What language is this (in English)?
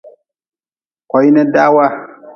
Nawdm